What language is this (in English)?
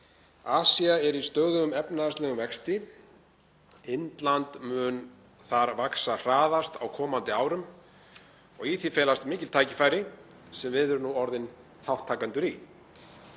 Icelandic